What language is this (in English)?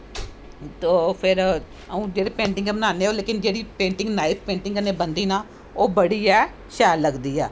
Dogri